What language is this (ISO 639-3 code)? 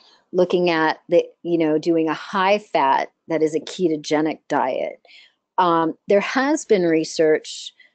eng